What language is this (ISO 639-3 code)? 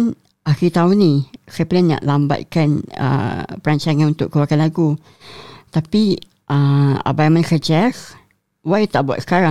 msa